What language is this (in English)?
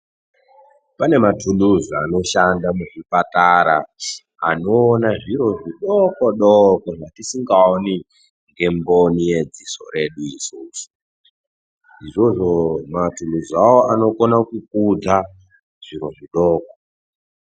Ndau